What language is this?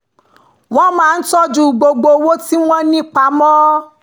Yoruba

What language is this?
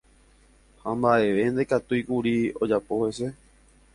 Guarani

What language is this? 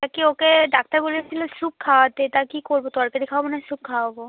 Bangla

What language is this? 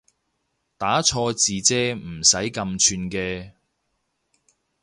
Cantonese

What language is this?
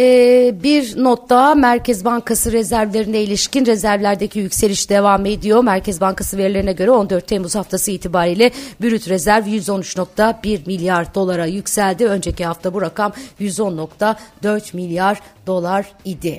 Turkish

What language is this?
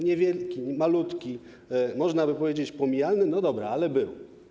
Polish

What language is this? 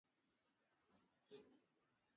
Swahili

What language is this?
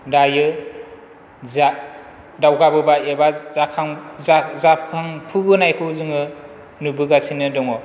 Bodo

